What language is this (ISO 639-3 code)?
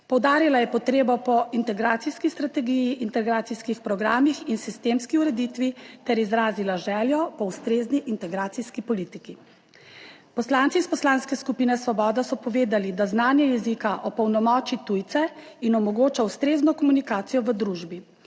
slv